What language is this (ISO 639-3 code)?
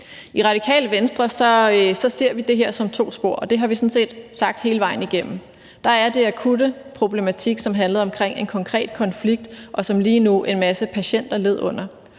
dan